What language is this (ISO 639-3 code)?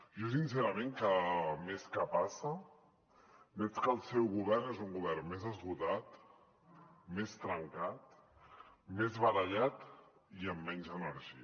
cat